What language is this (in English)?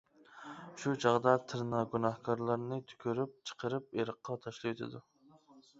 Uyghur